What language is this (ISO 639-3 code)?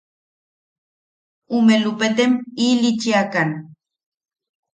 yaq